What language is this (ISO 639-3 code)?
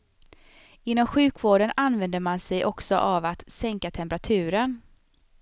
swe